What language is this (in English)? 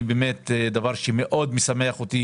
Hebrew